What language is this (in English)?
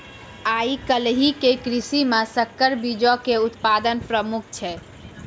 Maithili